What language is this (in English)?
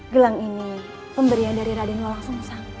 Indonesian